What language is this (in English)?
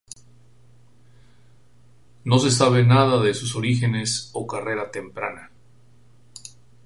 Spanish